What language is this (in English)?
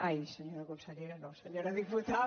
Catalan